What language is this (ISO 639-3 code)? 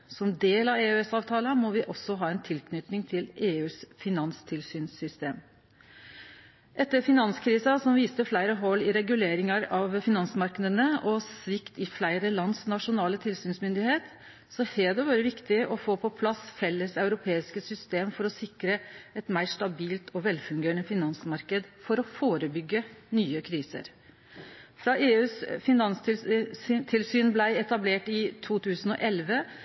nno